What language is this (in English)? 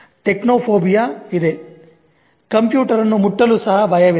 Kannada